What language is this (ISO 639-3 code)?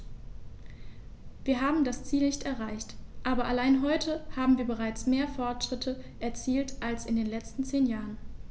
deu